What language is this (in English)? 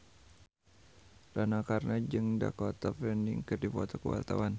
Sundanese